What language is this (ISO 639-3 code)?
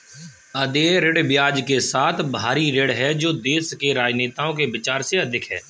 hin